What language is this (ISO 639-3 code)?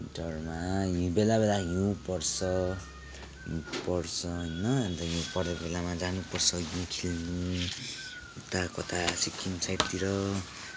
nep